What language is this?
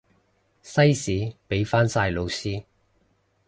Cantonese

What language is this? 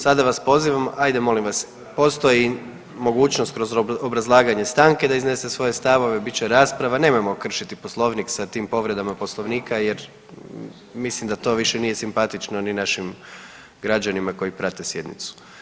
Croatian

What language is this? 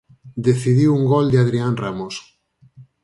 Galician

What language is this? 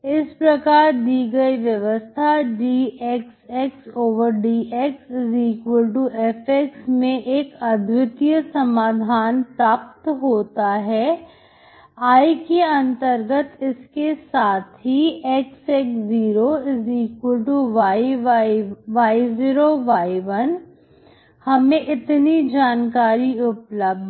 Hindi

